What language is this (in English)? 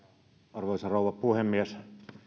Finnish